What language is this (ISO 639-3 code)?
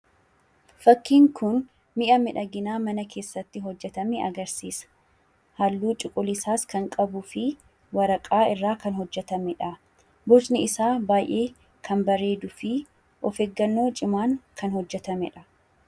orm